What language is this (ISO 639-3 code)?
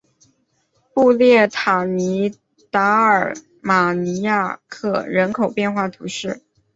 zho